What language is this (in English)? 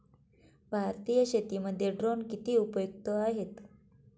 Marathi